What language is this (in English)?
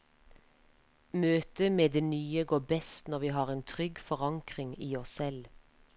Norwegian